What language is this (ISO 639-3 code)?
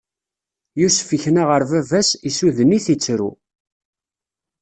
kab